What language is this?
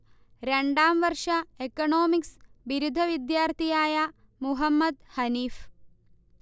Malayalam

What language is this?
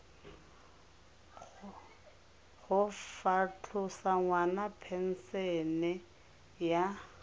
Tswana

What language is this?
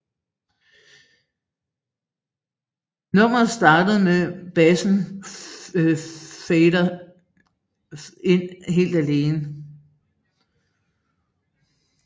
Danish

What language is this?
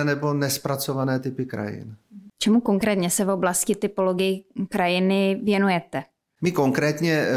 Czech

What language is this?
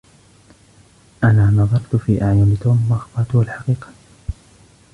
Arabic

